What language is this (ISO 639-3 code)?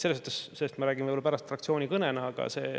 est